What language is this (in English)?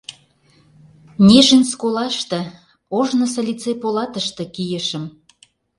Mari